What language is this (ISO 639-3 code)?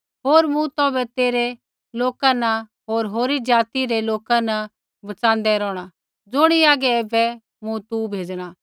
kfx